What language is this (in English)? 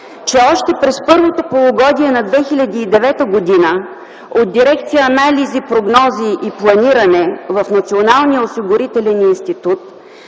Bulgarian